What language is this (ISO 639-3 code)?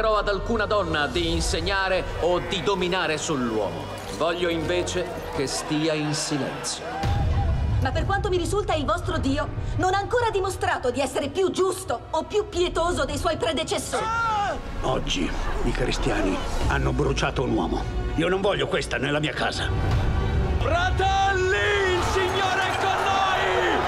ita